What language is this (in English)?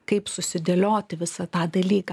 Lithuanian